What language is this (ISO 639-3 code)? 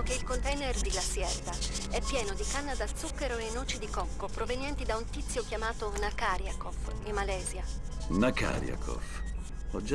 ita